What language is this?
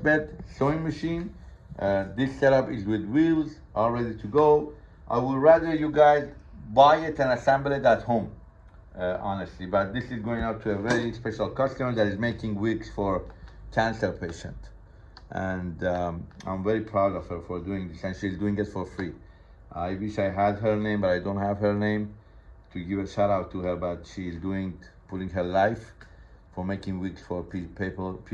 English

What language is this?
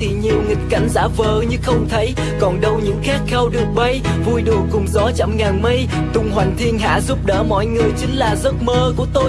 Vietnamese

